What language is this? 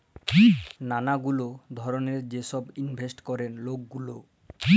Bangla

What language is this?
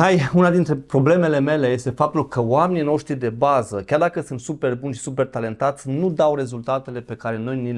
Romanian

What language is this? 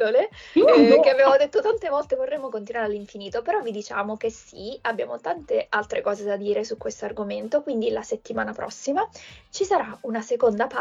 Italian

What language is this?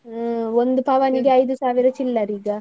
Kannada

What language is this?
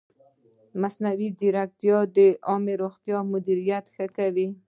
Pashto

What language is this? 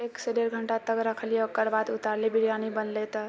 Maithili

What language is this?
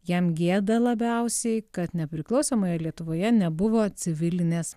Lithuanian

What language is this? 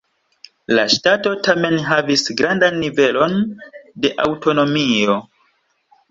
Esperanto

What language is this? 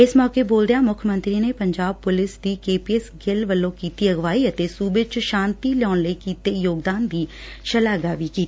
Punjabi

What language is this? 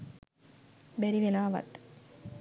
Sinhala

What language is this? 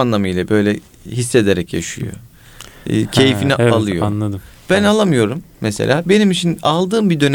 Turkish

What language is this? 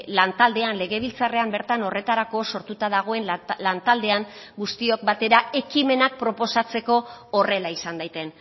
Basque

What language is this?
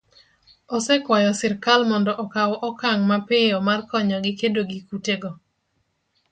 Luo (Kenya and Tanzania)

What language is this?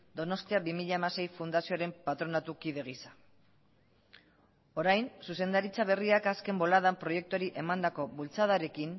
Basque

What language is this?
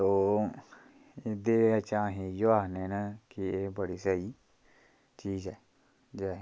Dogri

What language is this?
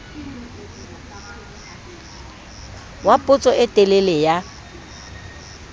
Southern Sotho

